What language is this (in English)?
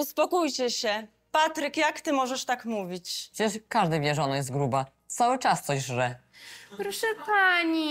Polish